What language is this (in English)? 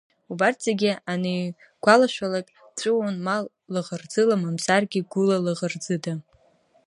Abkhazian